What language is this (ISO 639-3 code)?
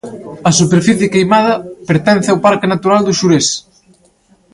glg